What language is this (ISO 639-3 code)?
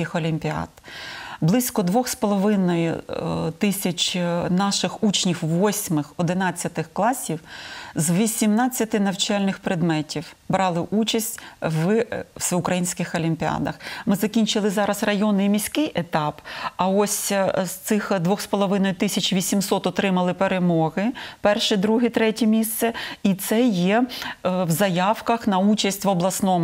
ukr